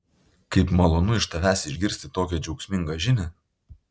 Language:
Lithuanian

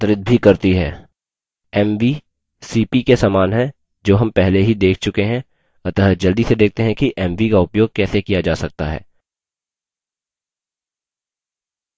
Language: Hindi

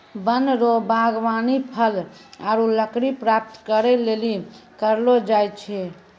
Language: Maithili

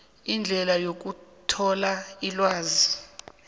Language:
South Ndebele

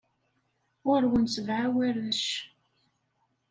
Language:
Kabyle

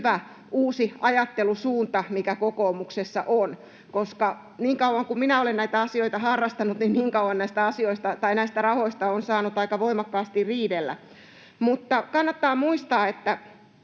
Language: Finnish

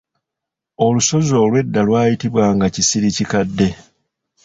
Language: Ganda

